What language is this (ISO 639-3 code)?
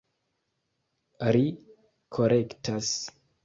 epo